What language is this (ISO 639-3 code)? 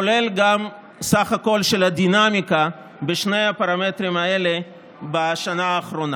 heb